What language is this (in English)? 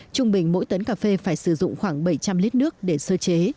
Vietnamese